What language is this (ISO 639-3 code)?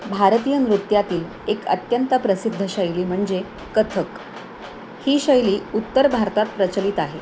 mar